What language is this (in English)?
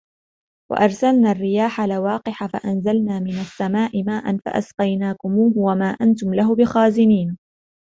Arabic